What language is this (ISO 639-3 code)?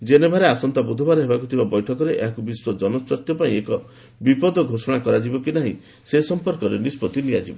ori